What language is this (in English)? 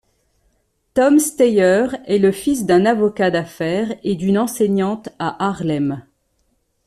French